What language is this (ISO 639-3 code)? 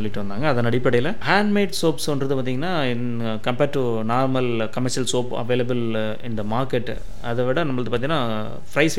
tam